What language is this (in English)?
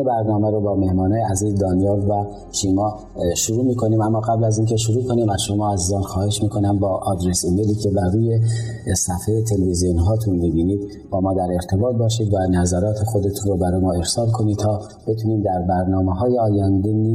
Persian